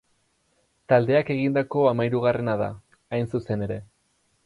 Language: Basque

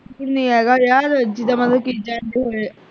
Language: Punjabi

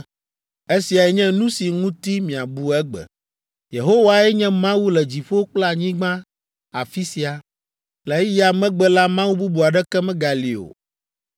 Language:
Ewe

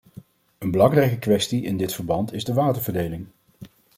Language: Dutch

